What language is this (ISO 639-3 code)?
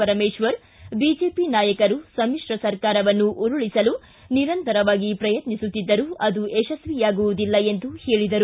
kan